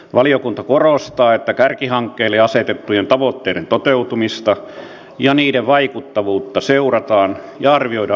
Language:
Finnish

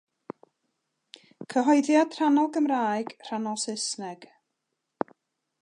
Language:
Welsh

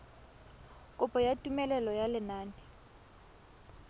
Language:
Tswana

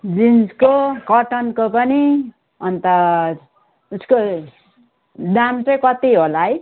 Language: Nepali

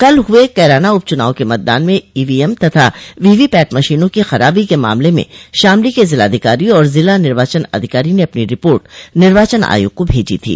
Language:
Hindi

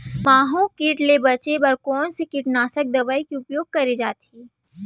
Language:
Chhattisgarhi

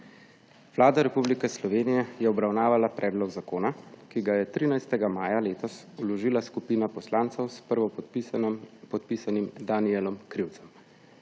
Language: Slovenian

